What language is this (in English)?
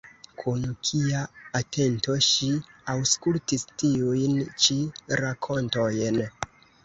Esperanto